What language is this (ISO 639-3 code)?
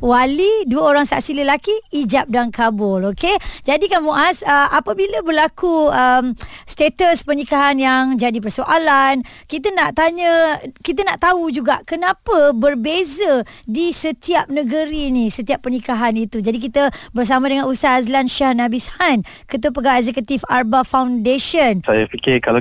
msa